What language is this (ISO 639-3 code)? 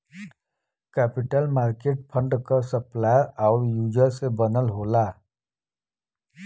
bho